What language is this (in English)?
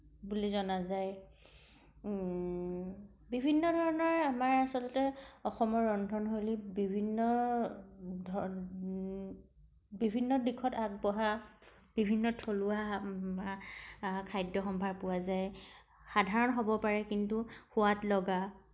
Assamese